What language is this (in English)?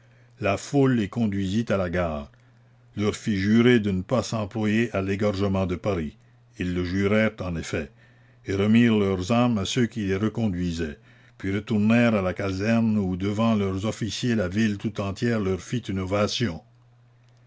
French